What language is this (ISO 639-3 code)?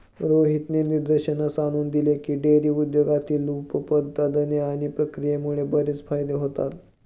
mar